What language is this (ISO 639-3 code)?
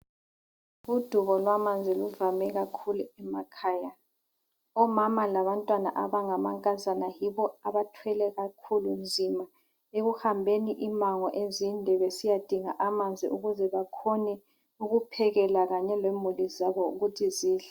nde